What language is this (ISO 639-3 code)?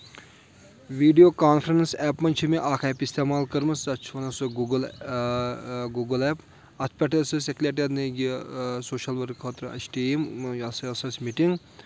kas